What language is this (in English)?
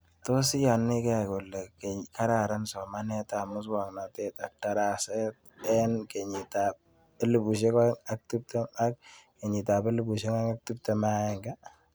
Kalenjin